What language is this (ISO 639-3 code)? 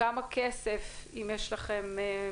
heb